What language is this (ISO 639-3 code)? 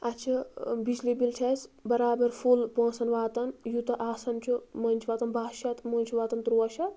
kas